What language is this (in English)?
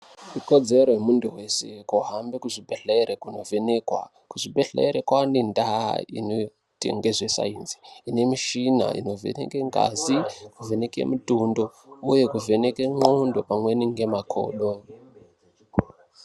Ndau